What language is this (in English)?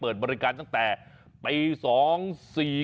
Thai